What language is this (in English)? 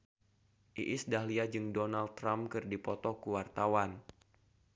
Sundanese